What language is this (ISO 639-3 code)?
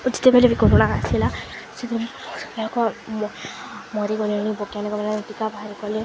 ori